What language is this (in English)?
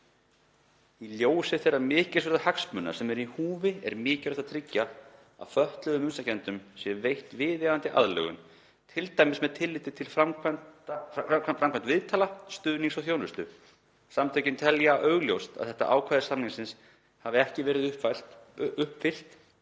Icelandic